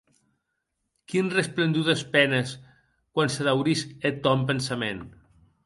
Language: Occitan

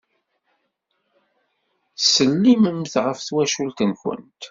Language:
Kabyle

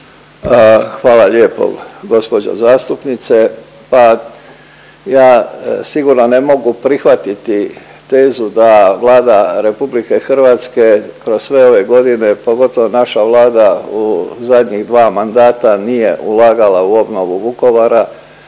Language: Croatian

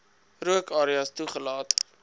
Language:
Afrikaans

